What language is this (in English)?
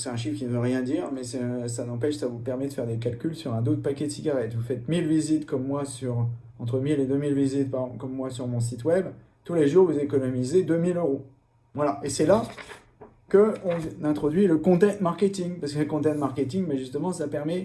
French